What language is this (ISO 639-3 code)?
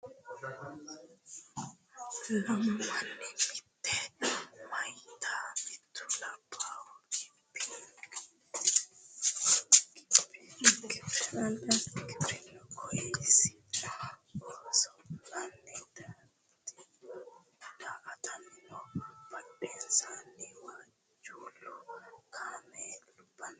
sid